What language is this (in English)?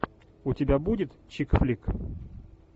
Russian